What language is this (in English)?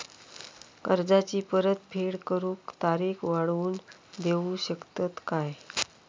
Marathi